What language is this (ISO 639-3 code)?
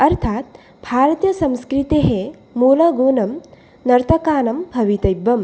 san